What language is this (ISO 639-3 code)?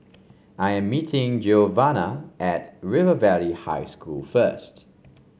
eng